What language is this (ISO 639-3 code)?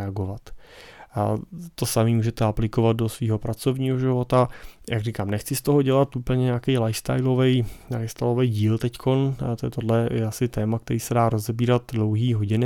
ces